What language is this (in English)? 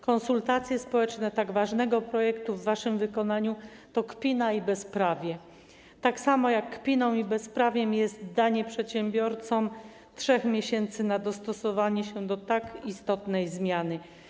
Polish